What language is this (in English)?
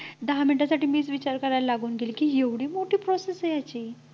Marathi